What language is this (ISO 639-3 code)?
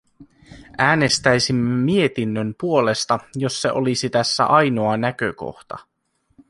fin